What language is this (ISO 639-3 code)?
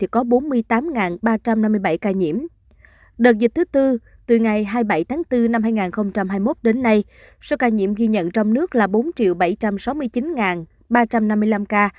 vie